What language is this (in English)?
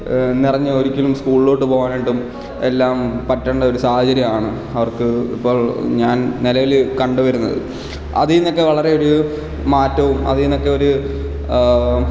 Malayalam